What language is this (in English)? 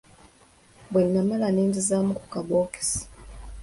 Ganda